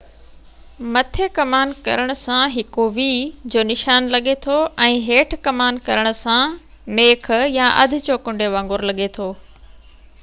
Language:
Sindhi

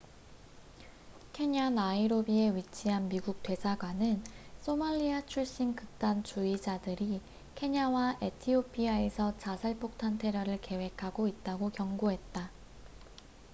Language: Korean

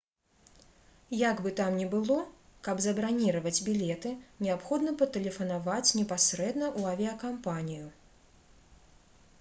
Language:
Belarusian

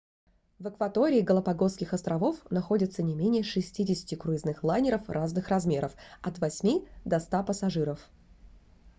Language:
Russian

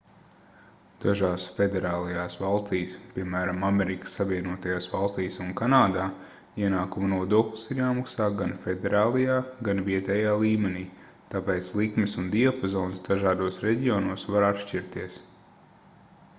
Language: Latvian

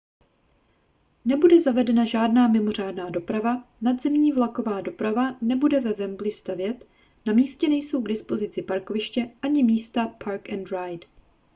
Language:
Czech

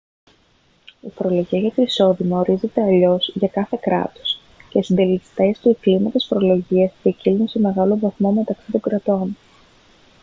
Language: Greek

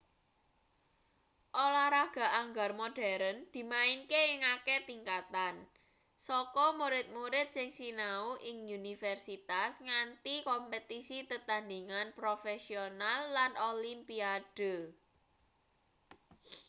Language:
Javanese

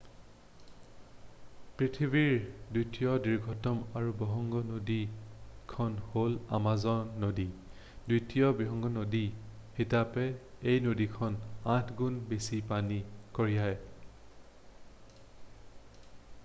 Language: Assamese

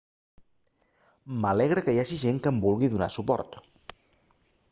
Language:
Catalan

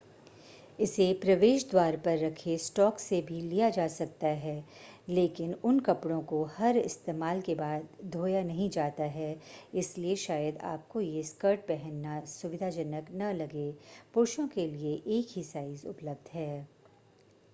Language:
Hindi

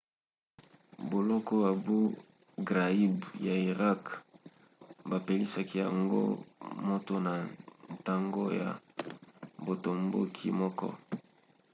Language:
Lingala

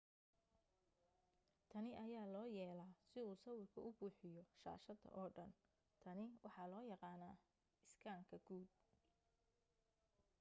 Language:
Somali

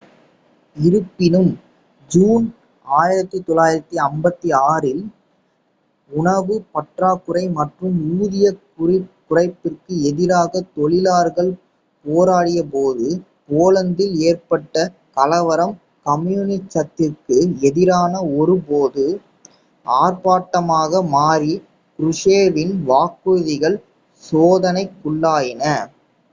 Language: Tamil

